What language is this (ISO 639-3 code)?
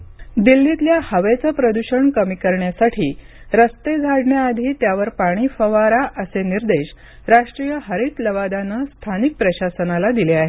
mar